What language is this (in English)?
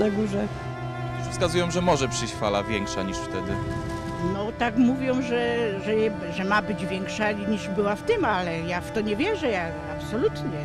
Polish